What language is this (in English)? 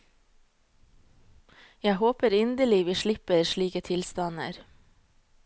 Norwegian